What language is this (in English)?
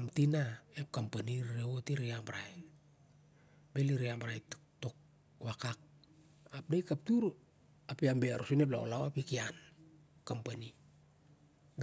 Siar-Lak